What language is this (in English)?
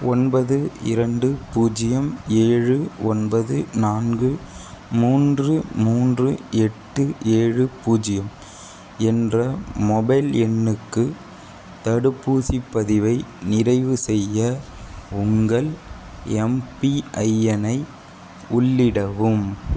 Tamil